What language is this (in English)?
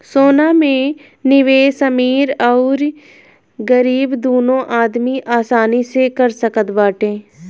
Bhojpuri